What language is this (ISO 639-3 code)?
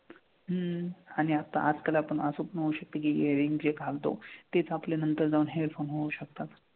mar